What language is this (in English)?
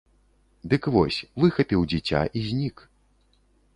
Belarusian